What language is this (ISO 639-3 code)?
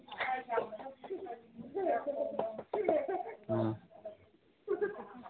mni